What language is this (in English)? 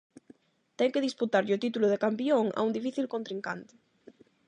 Galician